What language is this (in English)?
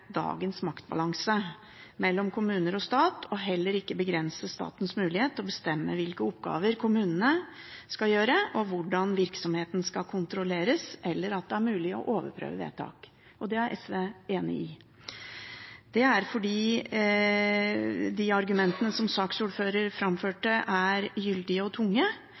Norwegian Bokmål